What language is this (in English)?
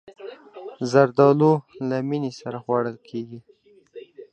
Pashto